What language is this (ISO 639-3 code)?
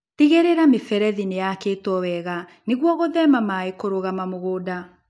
kik